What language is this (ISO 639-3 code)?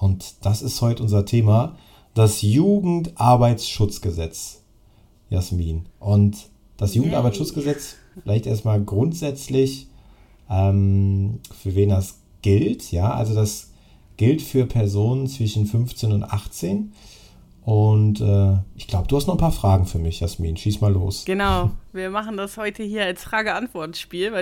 deu